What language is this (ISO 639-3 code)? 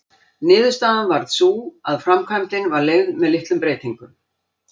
isl